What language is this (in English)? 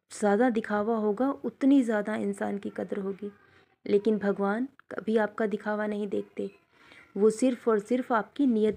Hindi